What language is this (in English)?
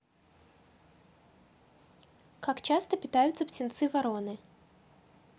Russian